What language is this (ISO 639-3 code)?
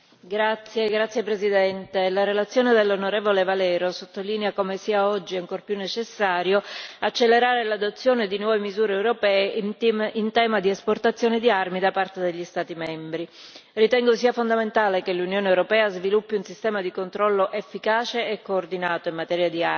ita